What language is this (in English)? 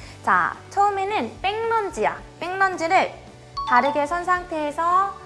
Korean